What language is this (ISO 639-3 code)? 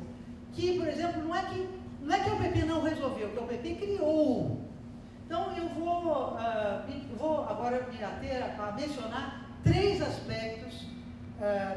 por